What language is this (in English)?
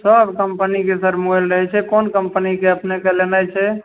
Maithili